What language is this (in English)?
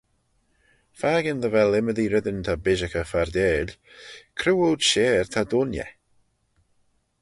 Manx